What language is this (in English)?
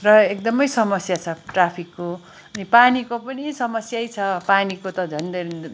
Nepali